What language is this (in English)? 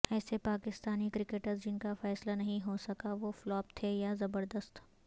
Urdu